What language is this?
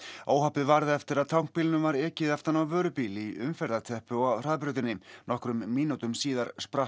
Icelandic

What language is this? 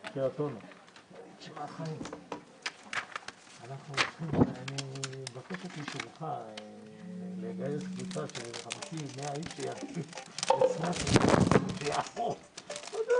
Hebrew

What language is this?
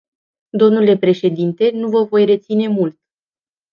Romanian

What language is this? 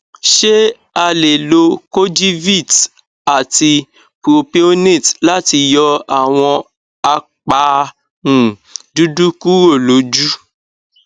Yoruba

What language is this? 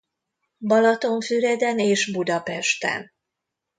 Hungarian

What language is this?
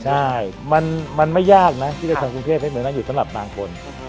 Thai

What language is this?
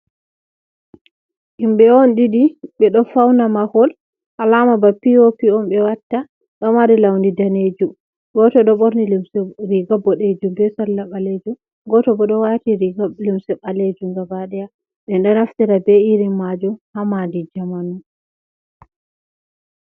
Fula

